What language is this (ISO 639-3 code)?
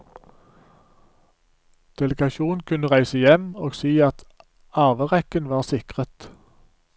nor